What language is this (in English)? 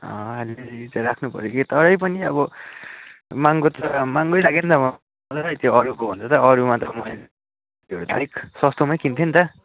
Nepali